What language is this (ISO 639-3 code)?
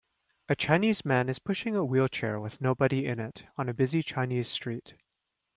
eng